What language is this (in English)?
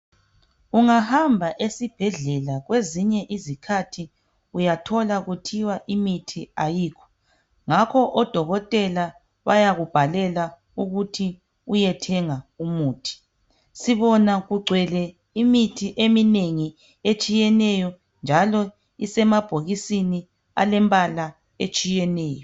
North Ndebele